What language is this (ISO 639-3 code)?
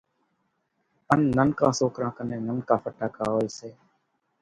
gjk